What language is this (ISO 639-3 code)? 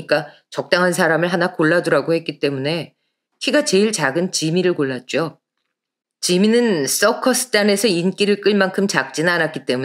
kor